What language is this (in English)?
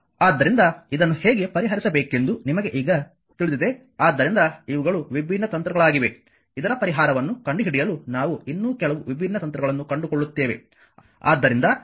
Kannada